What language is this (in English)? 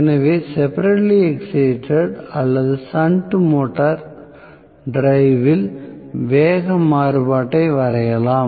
Tamil